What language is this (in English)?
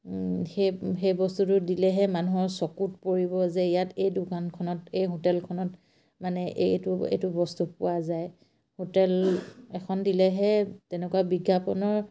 Assamese